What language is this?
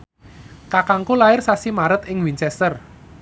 Javanese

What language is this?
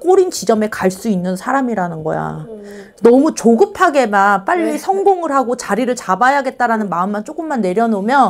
Korean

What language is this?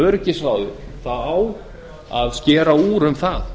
Icelandic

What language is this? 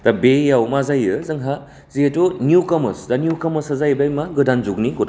Bodo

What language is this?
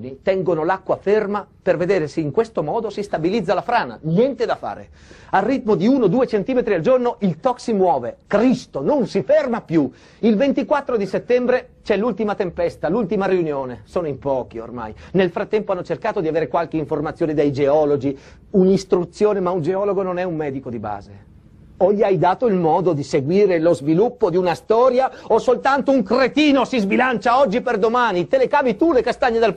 Italian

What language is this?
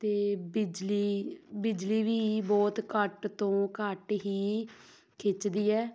Punjabi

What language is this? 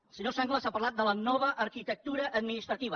Catalan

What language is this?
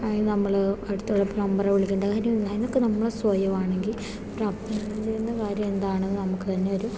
Malayalam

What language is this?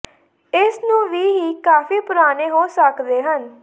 Punjabi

